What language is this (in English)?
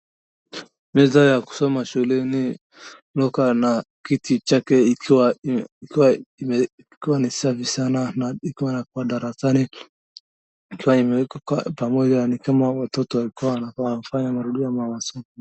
Swahili